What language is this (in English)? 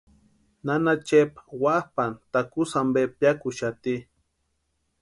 Western Highland Purepecha